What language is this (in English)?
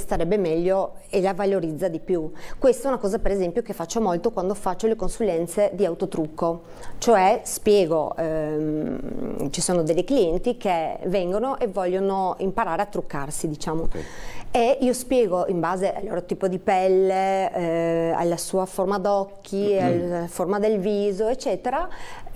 Italian